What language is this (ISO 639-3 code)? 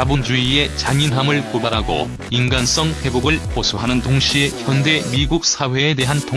kor